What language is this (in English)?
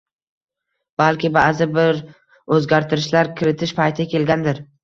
Uzbek